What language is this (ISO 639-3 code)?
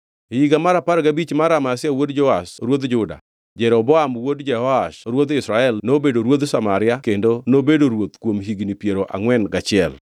luo